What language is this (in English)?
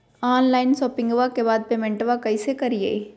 Magahi